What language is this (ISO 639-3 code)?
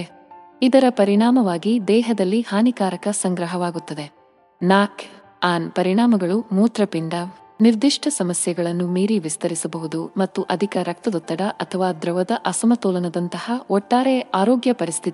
kan